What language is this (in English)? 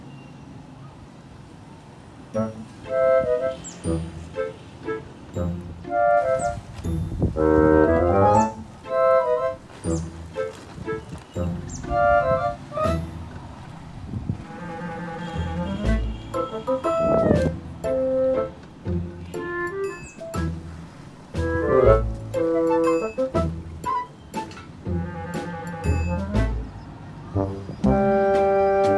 Korean